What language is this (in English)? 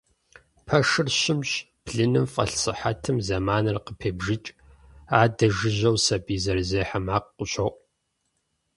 Kabardian